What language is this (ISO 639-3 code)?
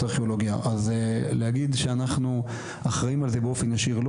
heb